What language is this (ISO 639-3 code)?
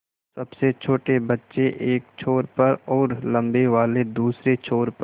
hin